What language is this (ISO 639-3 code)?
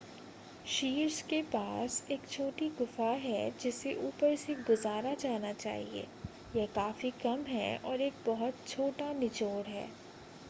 hin